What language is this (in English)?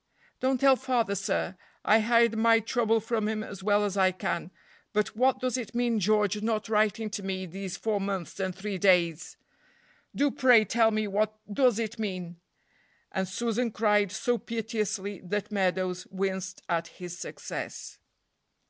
English